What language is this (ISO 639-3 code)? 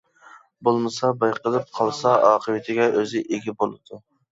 uig